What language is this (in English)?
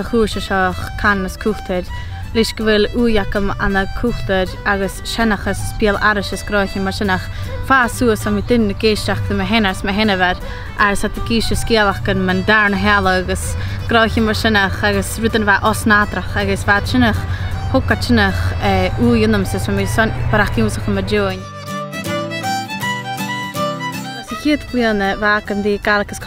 Dutch